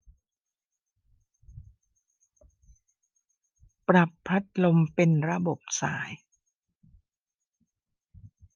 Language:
Thai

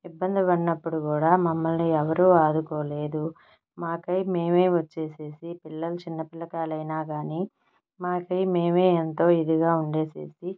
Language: Telugu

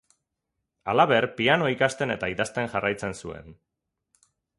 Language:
Basque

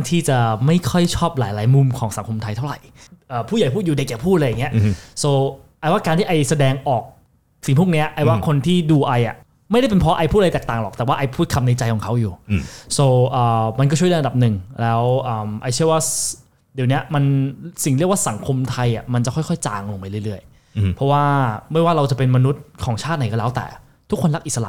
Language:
Thai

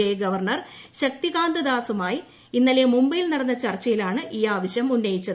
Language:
Malayalam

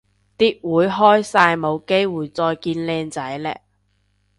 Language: Cantonese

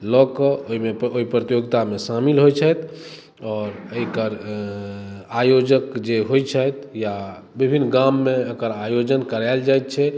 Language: Maithili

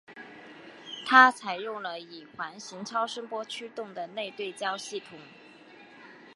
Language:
Chinese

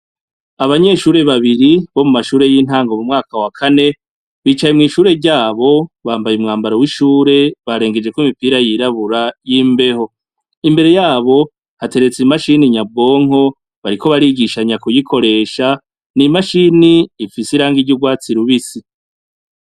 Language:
Rundi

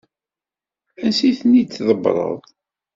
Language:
Kabyle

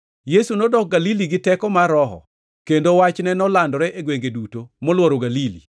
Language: Luo (Kenya and Tanzania)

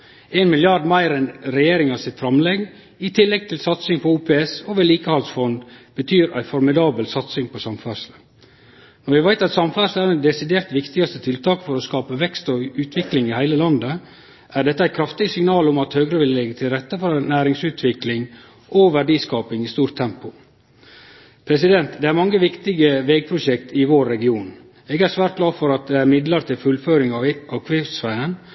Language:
Norwegian Nynorsk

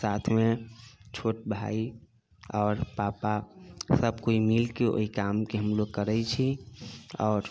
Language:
Maithili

